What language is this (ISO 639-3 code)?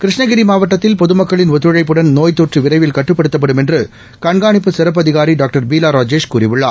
tam